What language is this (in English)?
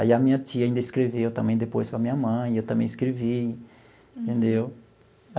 Portuguese